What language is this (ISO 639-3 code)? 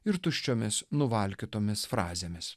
lit